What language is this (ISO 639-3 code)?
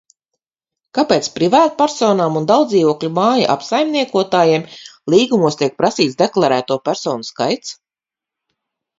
lav